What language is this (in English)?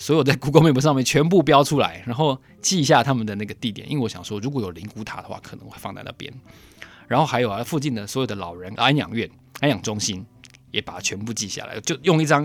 Chinese